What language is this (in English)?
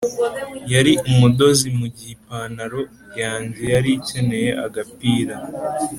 Kinyarwanda